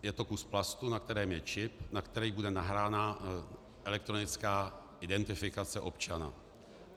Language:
Czech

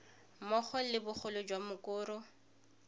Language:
Tswana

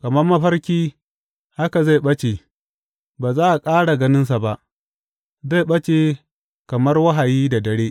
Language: Hausa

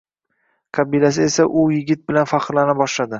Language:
Uzbek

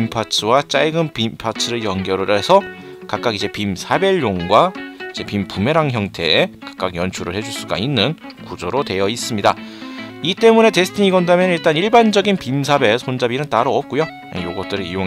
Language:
Korean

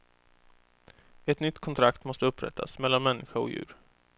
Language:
Swedish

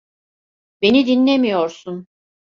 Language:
Turkish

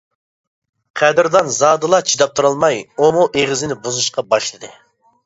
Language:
Uyghur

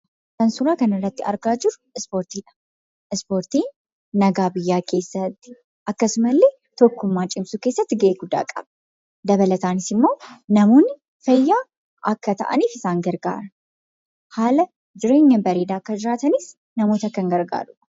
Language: Oromo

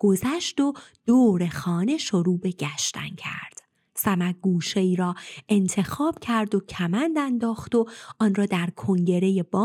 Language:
Persian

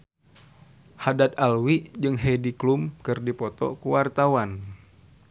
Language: Sundanese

